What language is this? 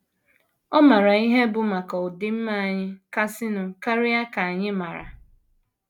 Igbo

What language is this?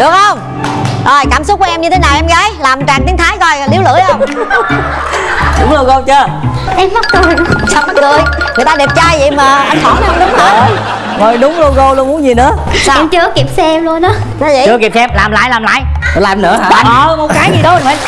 Vietnamese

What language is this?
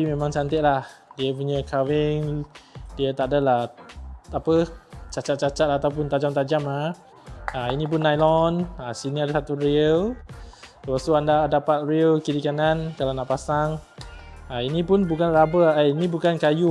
Malay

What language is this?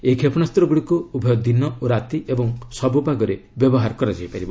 Odia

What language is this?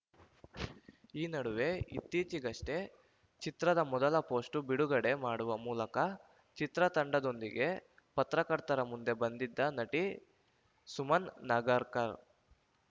Kannada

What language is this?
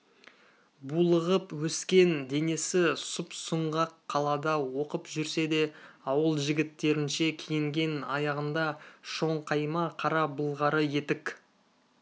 Kazakh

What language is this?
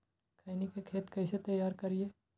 Magahi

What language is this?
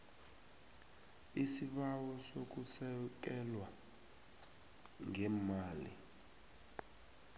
South Ndebele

